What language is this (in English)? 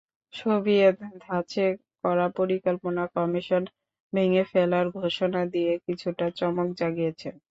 Bangla